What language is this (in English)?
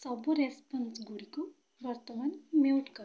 Odia